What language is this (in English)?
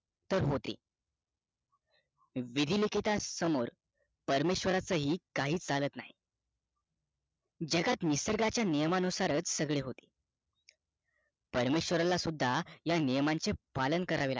Marathi